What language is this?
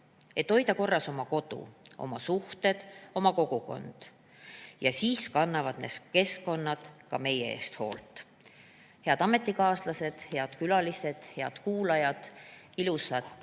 Estonian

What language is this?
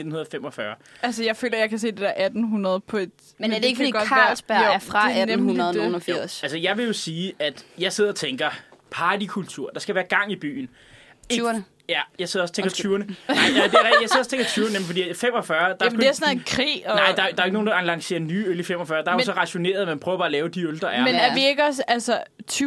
Danish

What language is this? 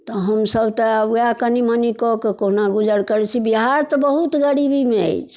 Maithili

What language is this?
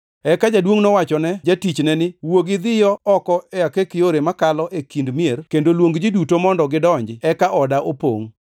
Luo (Kenya and Tanzania)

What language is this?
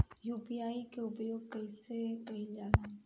Bhojpuri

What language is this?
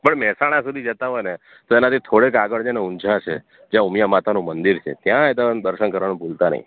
Gujarati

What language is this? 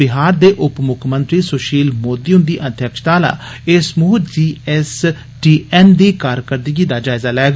Dogri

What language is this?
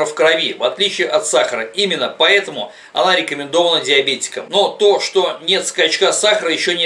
Russian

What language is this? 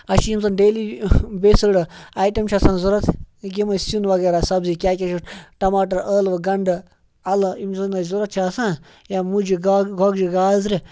Kashmiri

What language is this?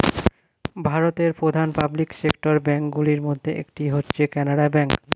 Bangla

